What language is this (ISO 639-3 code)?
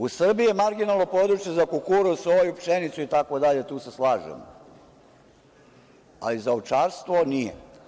srp